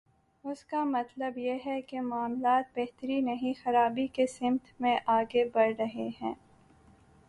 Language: Urdu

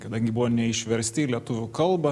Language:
Lithuanian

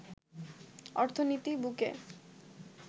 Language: Bangla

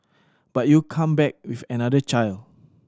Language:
English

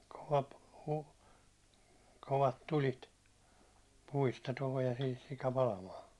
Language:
Finnish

